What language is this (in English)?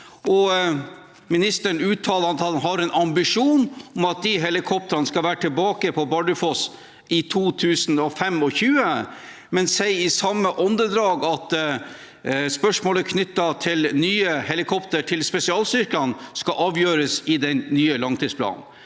Norwegian